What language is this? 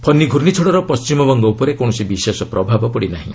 Odia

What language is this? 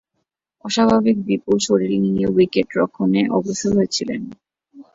Bangla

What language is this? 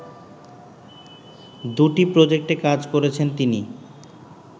Bangla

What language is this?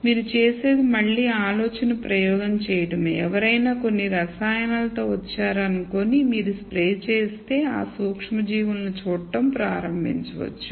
Telugu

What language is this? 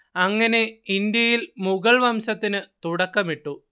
Malayalam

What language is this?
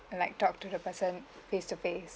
English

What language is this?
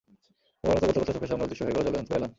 Bangla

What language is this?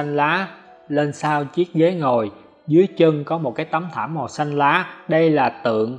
Vietnamese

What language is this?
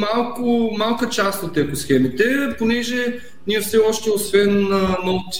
Bulgarian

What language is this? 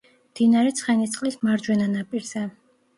Georgian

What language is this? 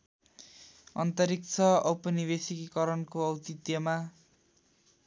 Nepali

